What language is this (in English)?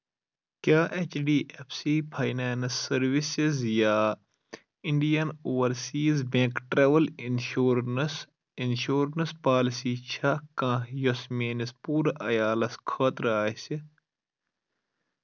Kashmiri